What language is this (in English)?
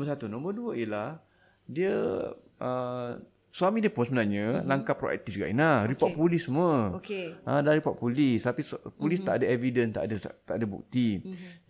Malay